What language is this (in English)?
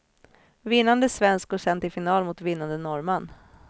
Swedish